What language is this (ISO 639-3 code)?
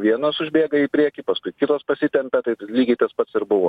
lit